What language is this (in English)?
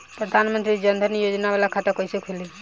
Bhojpuri